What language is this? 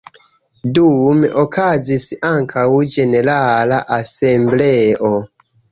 Esperanto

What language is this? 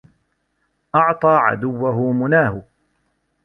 Arabic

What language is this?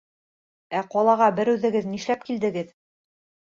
Bashkir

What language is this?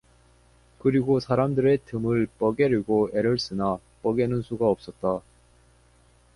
Korean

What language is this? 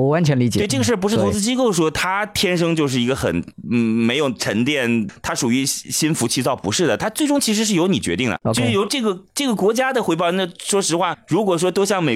Chinese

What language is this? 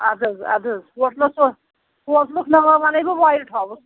Kashmiri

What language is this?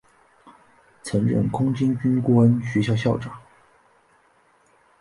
Chinese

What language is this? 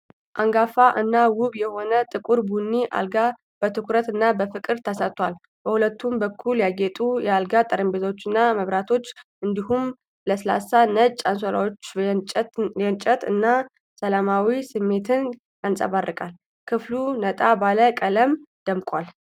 Amharic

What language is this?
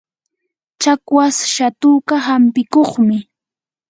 Yanahuanca Pasco Quechua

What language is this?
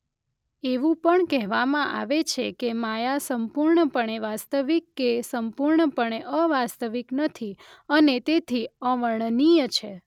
Gujarati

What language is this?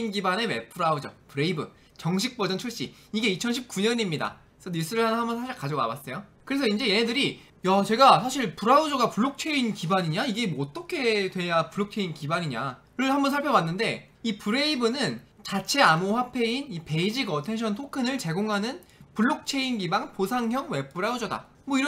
Korean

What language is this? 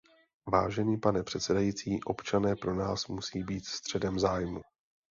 Czech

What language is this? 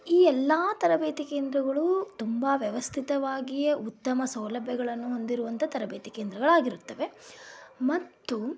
Kannada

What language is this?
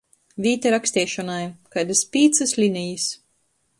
Latgalian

